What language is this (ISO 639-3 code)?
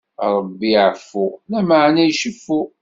kab